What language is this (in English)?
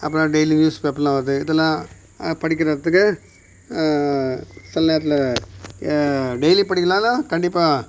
Tamil